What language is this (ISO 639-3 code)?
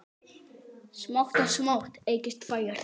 isl